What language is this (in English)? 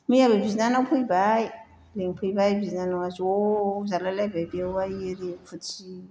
Bodo